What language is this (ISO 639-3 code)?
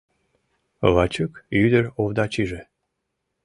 chm